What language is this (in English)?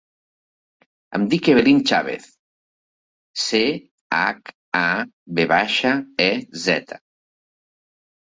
Catalan